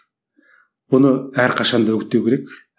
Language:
Kazakh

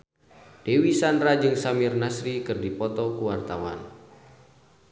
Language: Sundanese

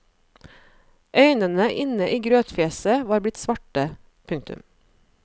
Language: Norwegian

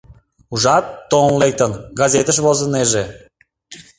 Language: Mari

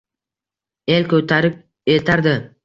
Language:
Uzbek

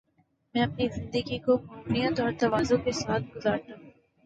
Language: Urdu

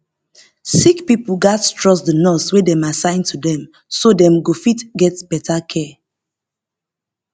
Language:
Nigerian Pidgin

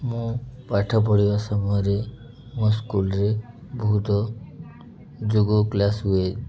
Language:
Odia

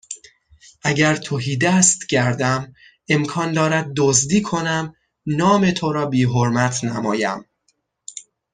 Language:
Persian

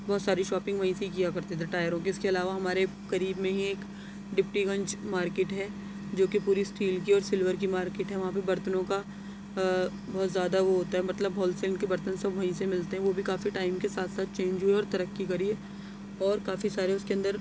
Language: Urdu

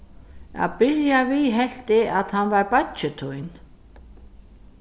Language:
Faroese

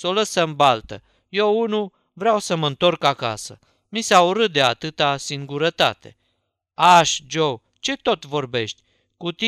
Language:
Romanian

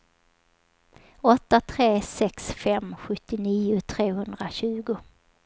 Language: Swedish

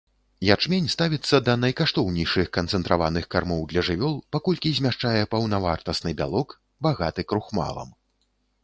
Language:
Belarusian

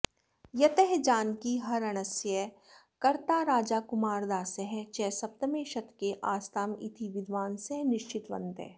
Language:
Sanskrit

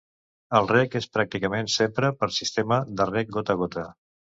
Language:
Catalan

